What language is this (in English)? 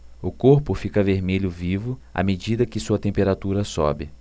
Portuguese